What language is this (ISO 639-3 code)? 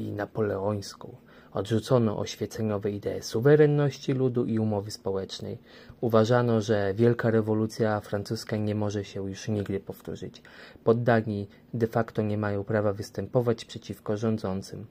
pol